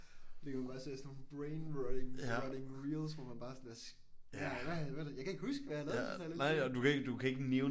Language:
Danish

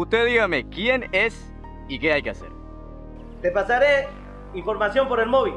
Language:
Spanish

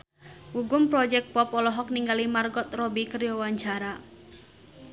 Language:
Sundanese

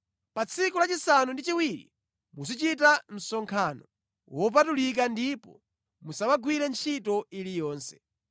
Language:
Nyanja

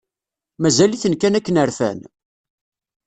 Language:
Kabyle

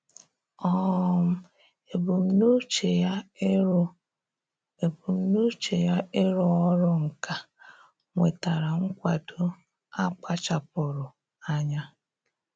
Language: Igbo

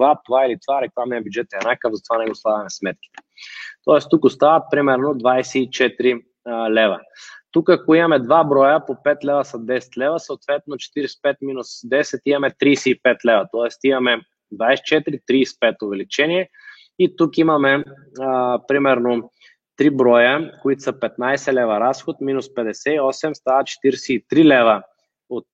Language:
Bulgarian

